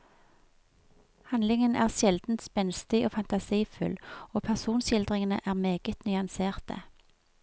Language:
Norwegian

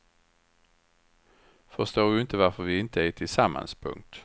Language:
Swedish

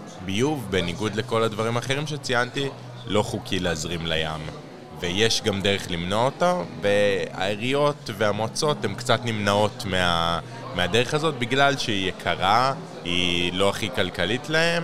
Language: Hebrew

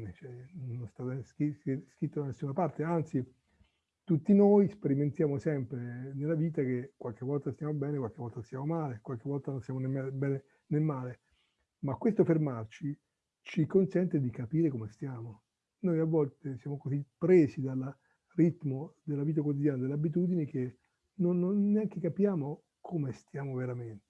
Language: Italian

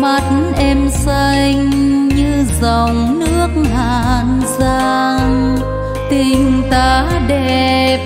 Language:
Vietnamese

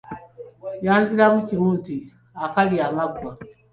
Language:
Ganda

